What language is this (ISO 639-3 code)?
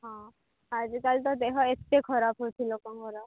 ori